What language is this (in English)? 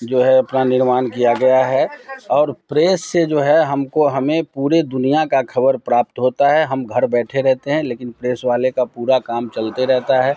Hindi